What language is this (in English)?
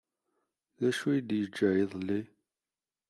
Kabyle